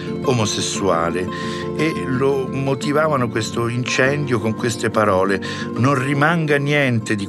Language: Italian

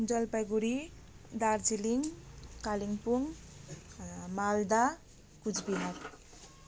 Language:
Nepali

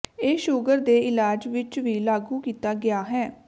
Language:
Punjabi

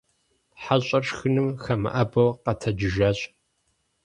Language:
Kabardian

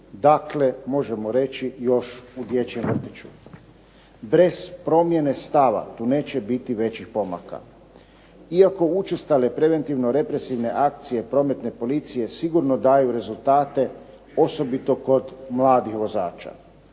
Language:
Croatian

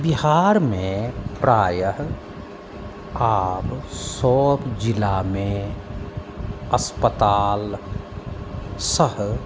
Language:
Maithili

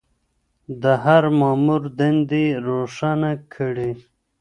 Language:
Pashto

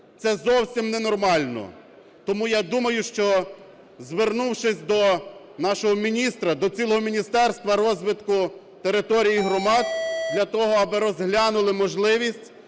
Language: Ukrainian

